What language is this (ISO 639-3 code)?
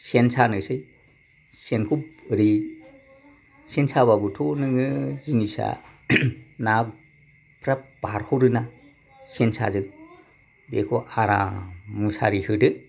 brx